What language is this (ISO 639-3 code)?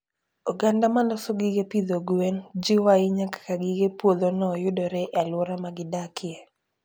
luo